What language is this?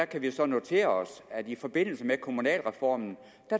Danish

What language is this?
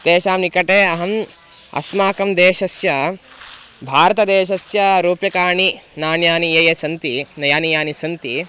Sanskrit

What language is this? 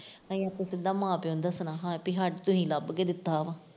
Punjabi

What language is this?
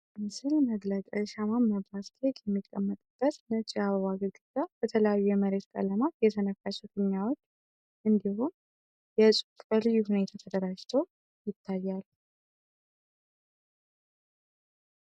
Amharic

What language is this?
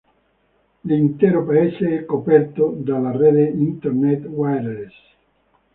Italian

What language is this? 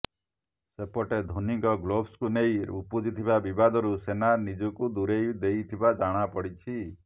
Odia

